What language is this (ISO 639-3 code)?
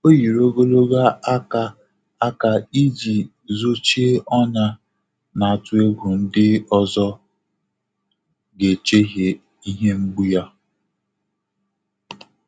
ibo